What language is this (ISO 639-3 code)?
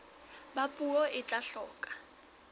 sot